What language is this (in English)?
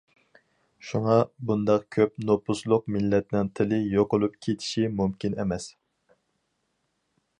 Uyghur